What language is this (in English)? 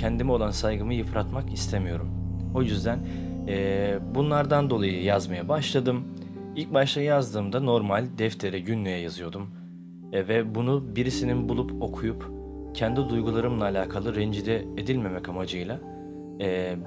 Turkish